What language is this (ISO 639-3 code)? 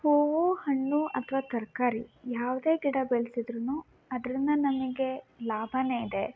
kan